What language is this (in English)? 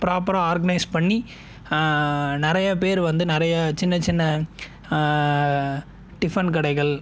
Tamil